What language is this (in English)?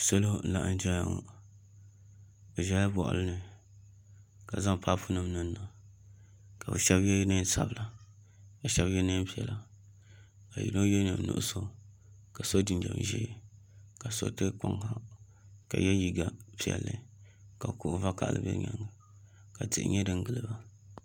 Dagbani